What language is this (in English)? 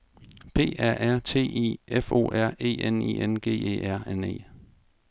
Danish